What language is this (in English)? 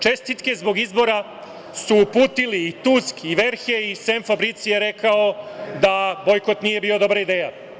Serbian